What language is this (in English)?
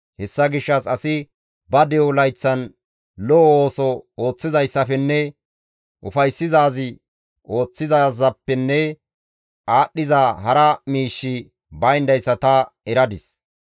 Gamo